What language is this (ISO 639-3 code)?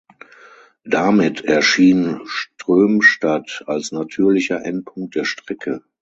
deu